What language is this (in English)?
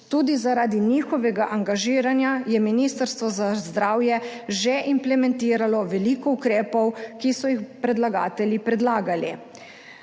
Slovenian